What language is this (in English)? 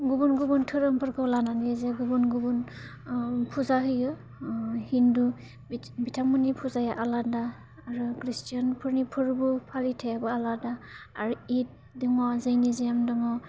Bodo